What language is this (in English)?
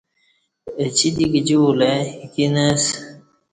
Kati